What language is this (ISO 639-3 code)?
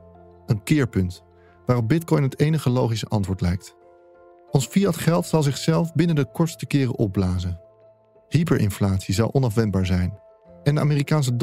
nld